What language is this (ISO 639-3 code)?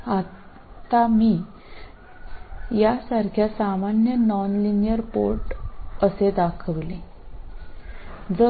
mal